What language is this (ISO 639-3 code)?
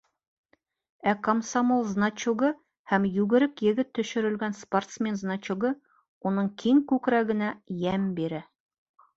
bak